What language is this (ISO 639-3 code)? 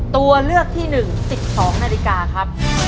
tha